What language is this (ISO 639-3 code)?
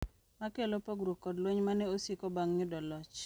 luo